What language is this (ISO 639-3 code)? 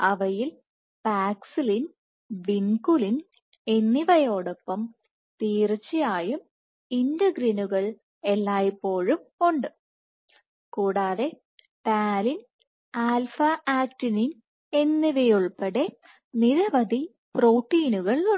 mal